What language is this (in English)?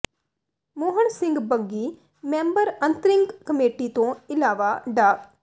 Punjabi